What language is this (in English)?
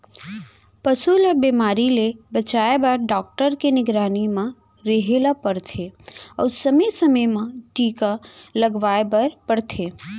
Chhattisgarhi